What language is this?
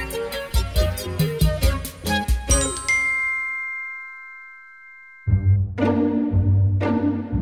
Thai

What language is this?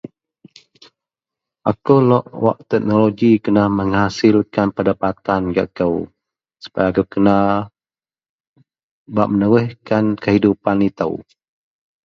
Central Melanau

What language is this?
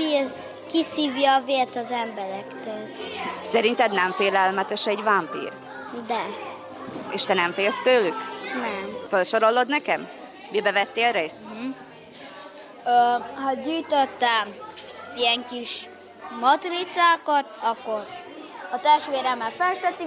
Hungarian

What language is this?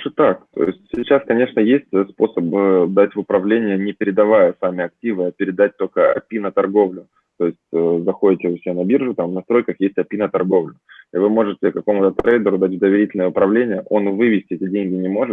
Russian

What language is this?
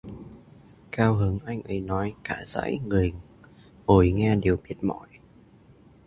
Vietnamese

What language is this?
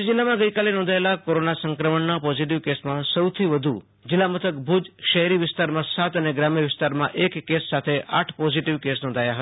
Gujarati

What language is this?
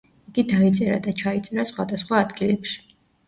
Georgian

